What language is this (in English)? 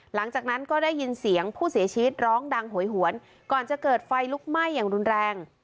Thai